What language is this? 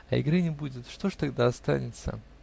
Russian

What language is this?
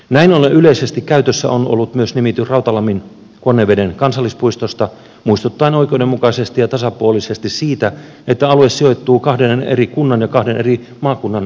Finnish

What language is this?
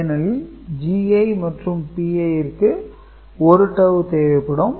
Tamil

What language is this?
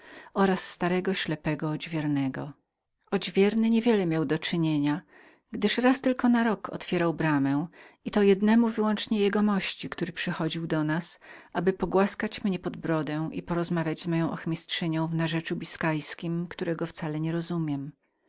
Polish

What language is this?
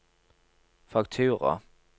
Norwegian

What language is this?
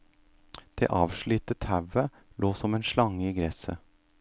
Norwegian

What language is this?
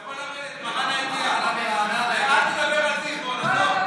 Hebrew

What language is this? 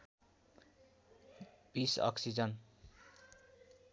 Nepali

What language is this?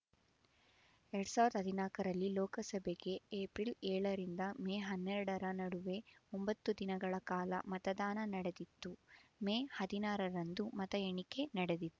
Kannada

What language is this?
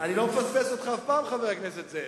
Hebrew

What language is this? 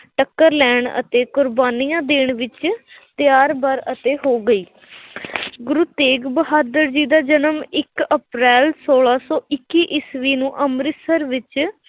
Punjabi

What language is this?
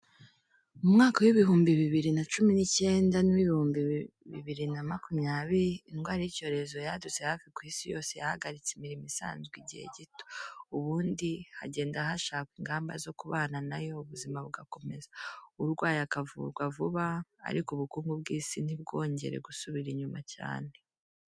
Kinyarwanda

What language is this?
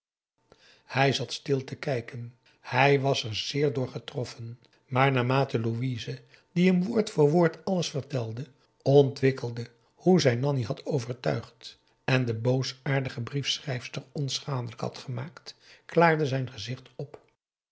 Dutch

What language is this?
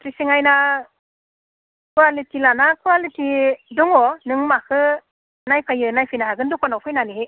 Bodo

